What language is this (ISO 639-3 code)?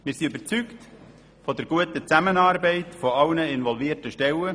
gsw